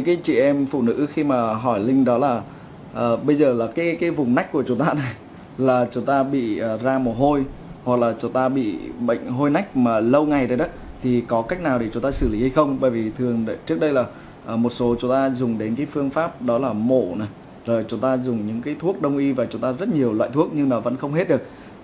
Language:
Vietnamese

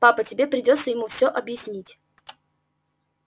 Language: Russian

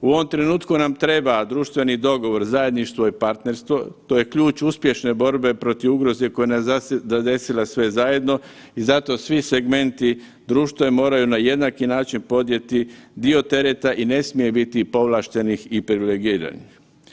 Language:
Croatian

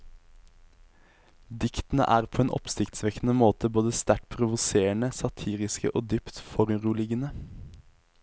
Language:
Norwegian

